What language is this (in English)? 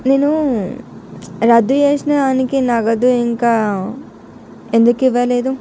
Telugu